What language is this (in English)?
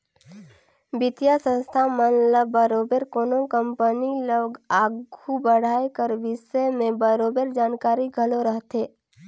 Chhattisgarhi